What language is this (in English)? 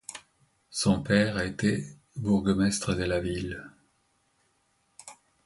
French